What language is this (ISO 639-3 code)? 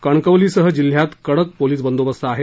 mar